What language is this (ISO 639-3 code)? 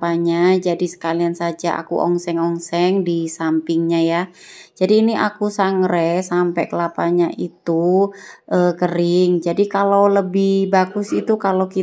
ind